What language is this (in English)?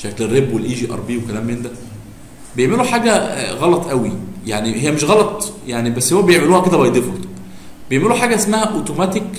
Arabic